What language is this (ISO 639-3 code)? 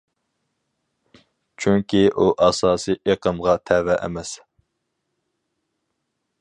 uig